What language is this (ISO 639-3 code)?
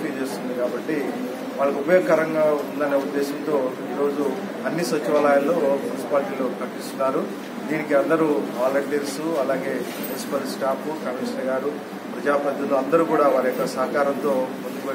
hin